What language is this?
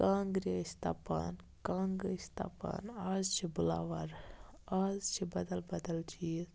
Kashmiri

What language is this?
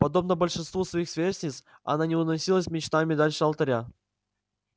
Russian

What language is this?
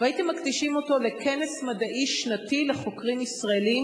Hebrew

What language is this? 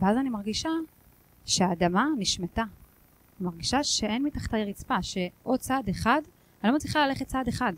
Hebrew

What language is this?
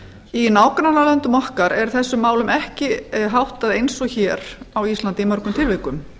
Icelandic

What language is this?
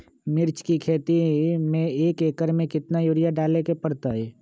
Magahi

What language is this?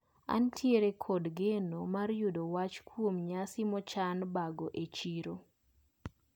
Luo (Kenya and Tanzania)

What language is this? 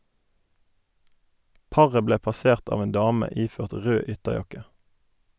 Norwegian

